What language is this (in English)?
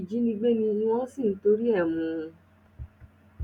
Yoruba